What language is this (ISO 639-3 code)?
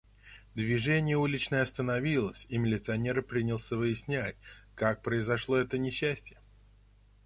rus